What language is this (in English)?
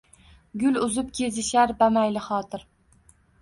Uzbek